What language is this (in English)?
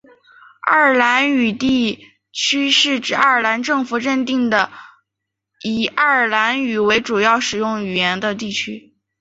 Chinese